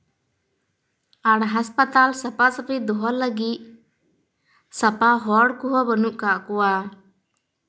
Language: Santali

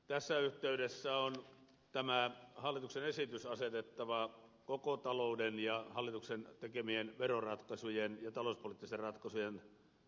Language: Finnish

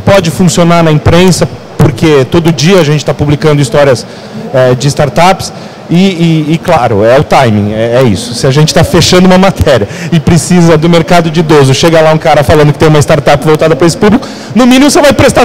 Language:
Portuguese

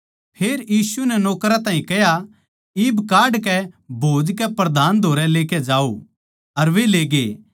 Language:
Haryanvi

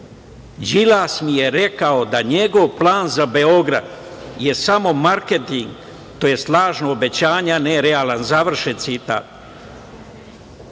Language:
Serbian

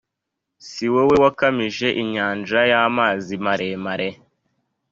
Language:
Kinyarwanda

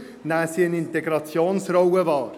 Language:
Swiss German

